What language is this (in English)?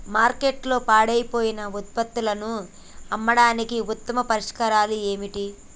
Telugu